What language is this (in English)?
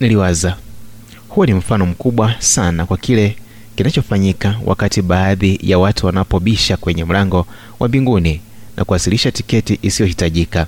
Swahili